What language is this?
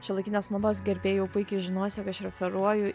Lithuanian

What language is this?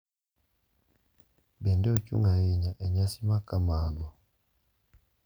Luo (Kenya and Tanzania)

